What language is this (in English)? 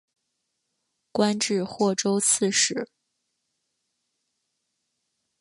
Chinese